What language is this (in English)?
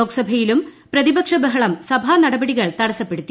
Malayalam